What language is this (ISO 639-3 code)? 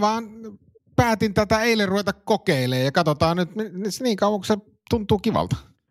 fin